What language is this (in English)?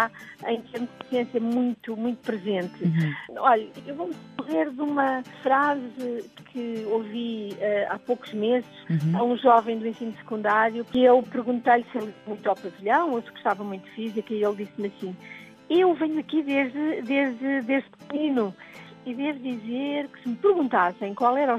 Portuguese